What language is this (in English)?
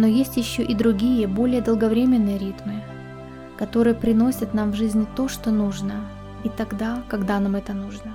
Russian